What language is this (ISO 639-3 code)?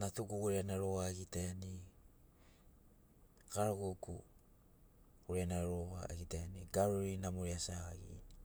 snc